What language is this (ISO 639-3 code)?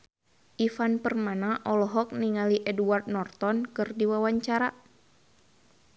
sun